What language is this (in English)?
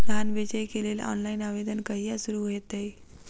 Maithili